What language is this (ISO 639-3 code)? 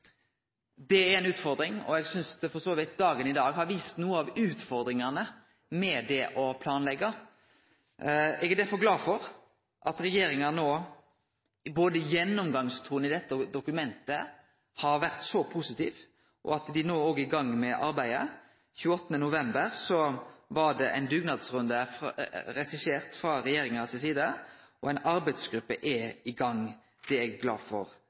nno